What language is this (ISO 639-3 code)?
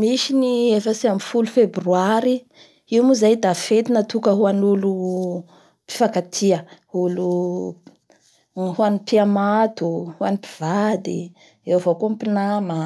bhr